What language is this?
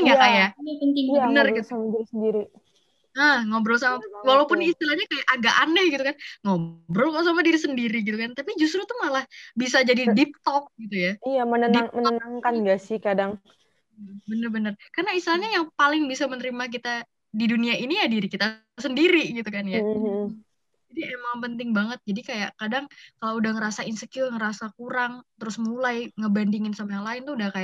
Indonesian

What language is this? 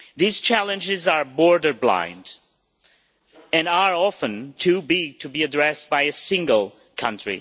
English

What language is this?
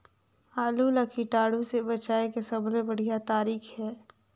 Chhattisgarhi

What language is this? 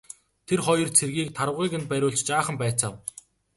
Mongolian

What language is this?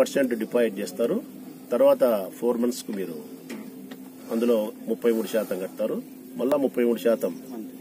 Indonesian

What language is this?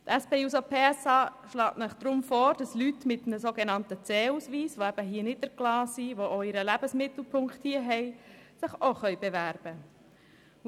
Swiss German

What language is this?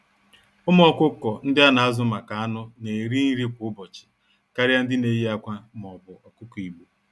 Igbo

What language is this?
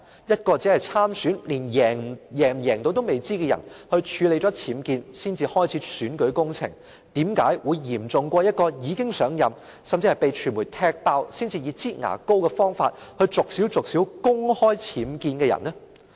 Cantonese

